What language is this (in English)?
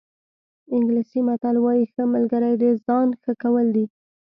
Pashto